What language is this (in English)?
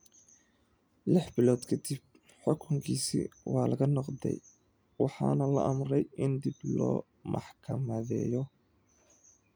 Somali